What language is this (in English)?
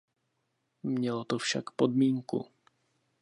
Czech